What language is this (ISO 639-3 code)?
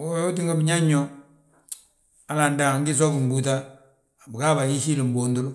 bjt